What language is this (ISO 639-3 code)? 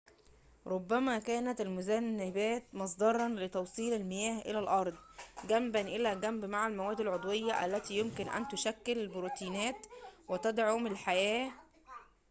ara